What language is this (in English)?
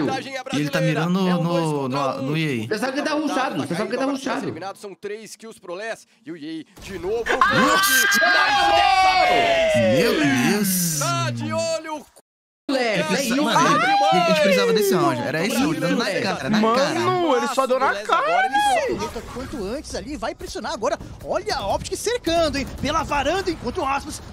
Portuguese